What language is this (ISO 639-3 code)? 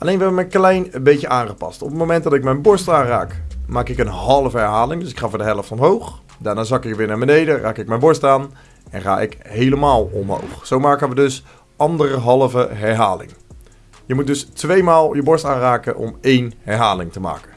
nld